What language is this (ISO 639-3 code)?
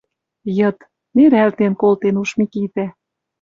mrj